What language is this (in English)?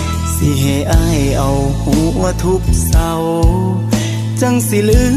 Thai